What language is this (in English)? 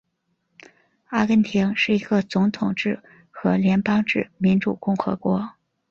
Chinese